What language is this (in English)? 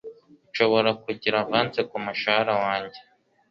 Kinyarwanda